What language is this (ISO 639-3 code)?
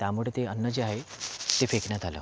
mar